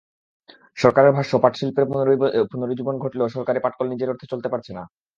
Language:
Bangla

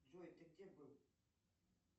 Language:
Russian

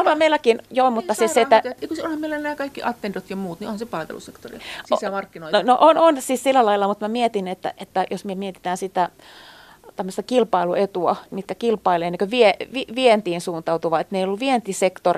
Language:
Finnish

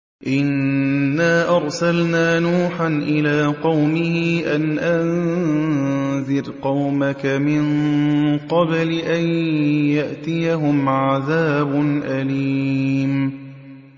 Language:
Arabic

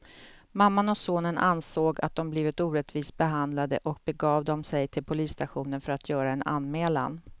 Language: Swedish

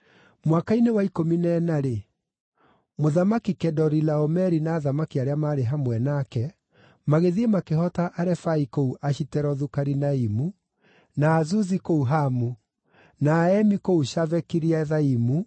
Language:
Kikuyu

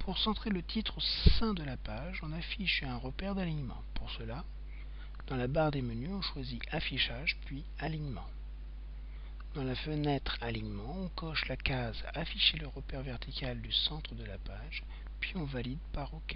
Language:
French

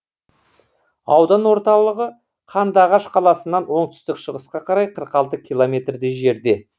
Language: Kazakh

